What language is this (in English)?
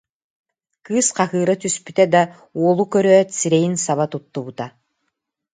Yakut